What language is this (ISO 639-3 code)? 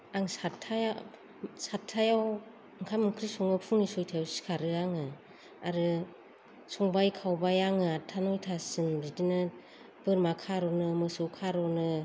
brx